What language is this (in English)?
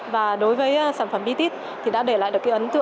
Vietnamese